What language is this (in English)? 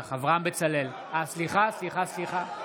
Hebrew